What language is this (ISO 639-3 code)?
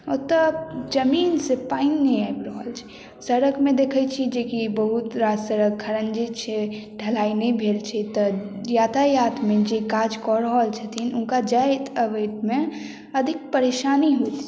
mai